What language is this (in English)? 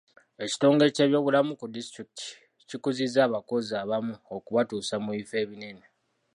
Ganda